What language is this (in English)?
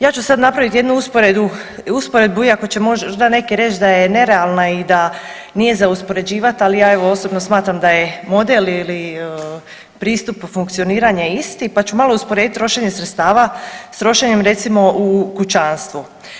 Croatian